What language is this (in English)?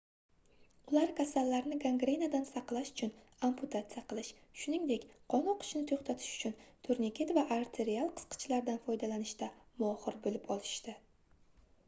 Uzbek